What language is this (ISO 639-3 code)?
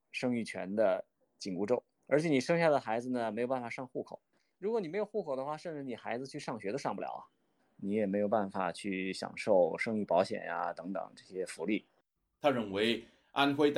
zho